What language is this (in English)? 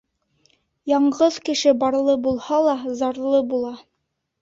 Bashkir